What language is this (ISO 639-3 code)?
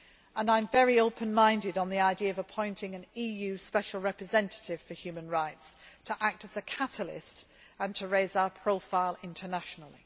eng